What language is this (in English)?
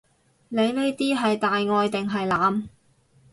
Cantonese